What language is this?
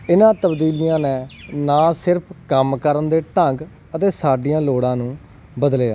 Punjabi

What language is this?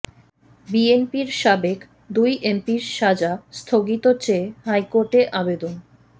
Bangla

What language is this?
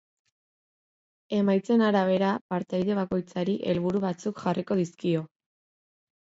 Basque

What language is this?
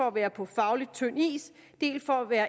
Danish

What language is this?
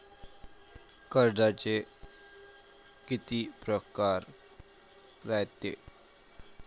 Marathi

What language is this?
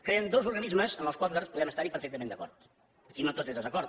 Catalan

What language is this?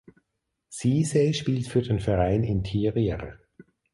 German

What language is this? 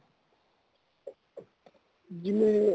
Punjabi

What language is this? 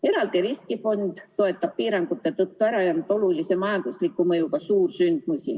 Estonian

